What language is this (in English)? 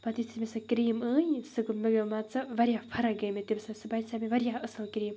Kashmiri